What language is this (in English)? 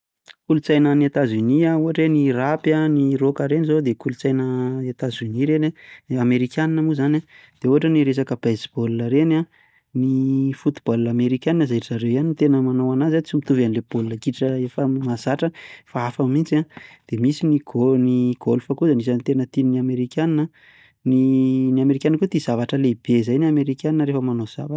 Malagasy